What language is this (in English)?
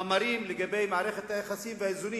Hebrew